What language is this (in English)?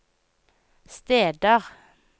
Norwegian